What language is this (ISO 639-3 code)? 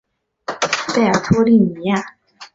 zho